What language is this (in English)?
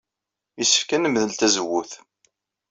Kabyle